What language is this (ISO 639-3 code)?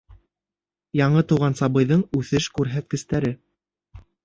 bak